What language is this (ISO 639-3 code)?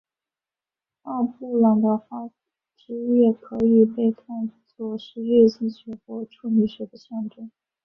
zho